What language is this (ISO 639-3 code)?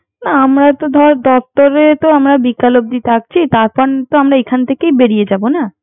ben